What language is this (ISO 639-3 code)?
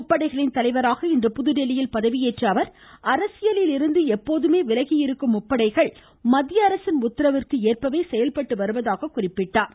tam